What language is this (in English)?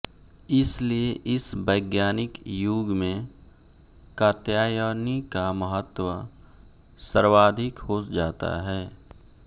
Hindi